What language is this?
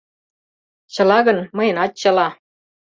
Mari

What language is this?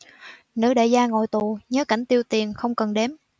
Vietnamese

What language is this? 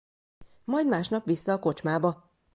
Hungarian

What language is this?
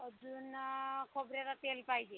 Marathi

